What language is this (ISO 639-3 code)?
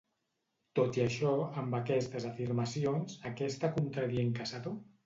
cat